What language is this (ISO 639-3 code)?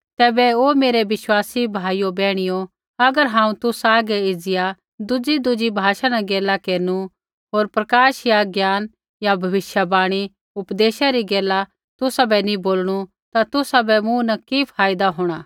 kfx